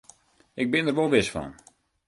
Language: Western Frisian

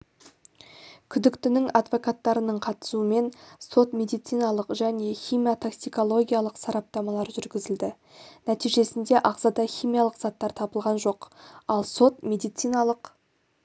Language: Kazakh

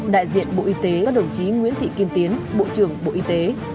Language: Vietnamese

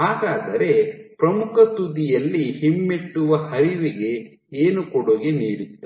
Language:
Kannada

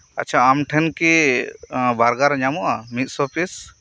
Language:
Santali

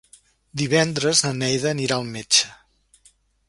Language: Catalan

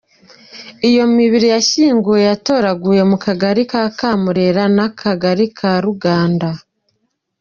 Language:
Kinyarwanda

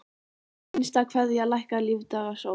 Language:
Icelandic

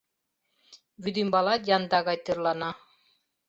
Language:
Mari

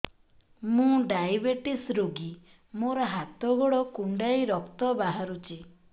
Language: Odia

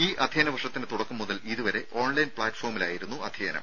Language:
Malayalam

